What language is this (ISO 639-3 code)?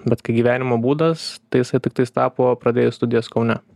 lit